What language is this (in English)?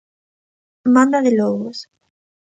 Galician